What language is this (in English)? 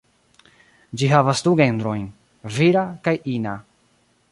Esperanto